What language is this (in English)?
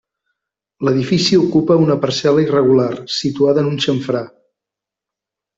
Catalan